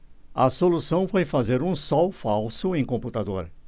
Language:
Portuguese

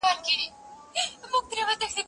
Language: Pashto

